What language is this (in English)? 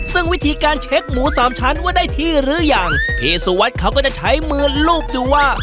Thai